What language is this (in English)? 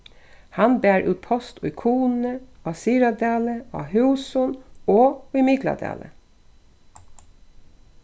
Faroese